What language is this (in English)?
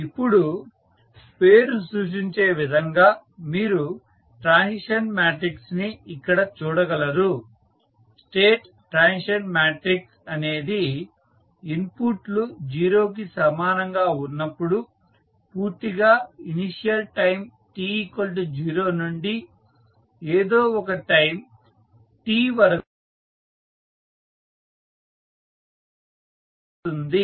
Telugu